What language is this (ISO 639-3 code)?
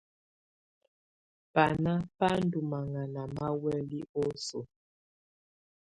tvu